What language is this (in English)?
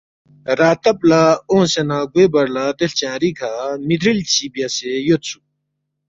Balti